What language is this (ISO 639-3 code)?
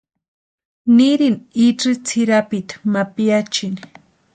pua